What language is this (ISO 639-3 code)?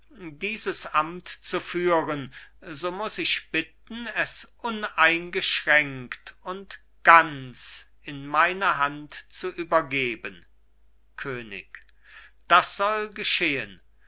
deu